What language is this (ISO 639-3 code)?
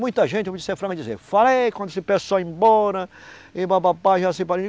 por